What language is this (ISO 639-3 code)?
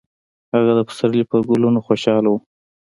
pus